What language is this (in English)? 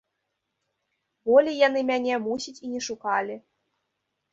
Belarusian